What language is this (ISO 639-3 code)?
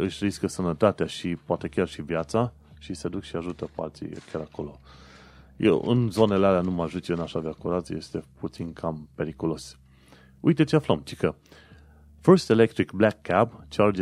ron